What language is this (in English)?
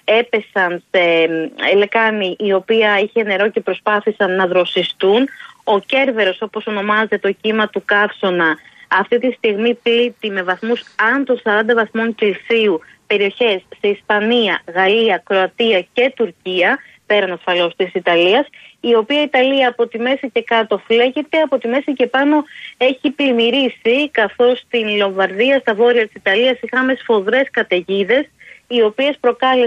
Greek